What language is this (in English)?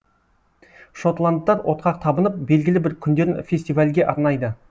Kazakh